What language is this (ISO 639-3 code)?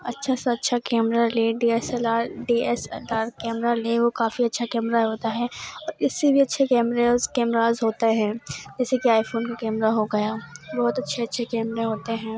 urd